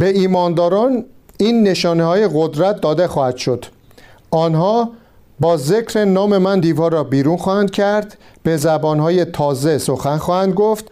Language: Persian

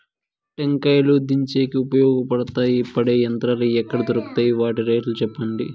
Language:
Telugu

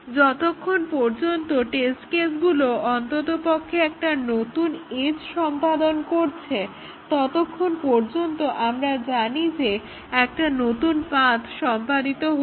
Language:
Bangla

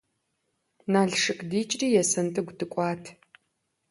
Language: Kabardian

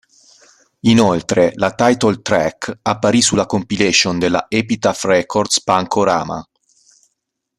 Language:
Italian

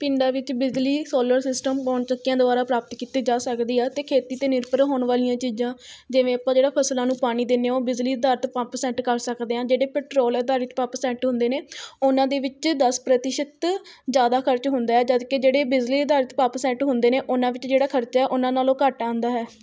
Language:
Punjabi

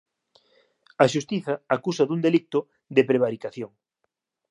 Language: Galician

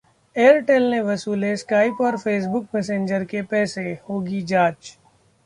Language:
Hindi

